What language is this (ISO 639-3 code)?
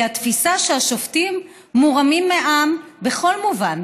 heb